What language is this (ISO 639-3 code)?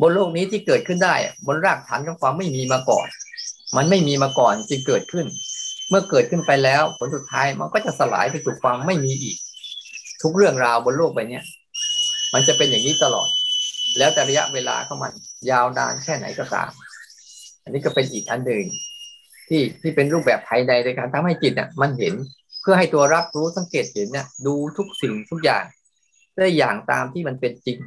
tha